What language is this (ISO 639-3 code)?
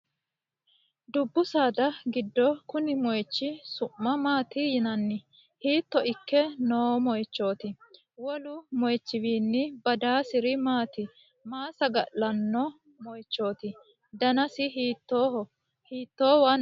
sid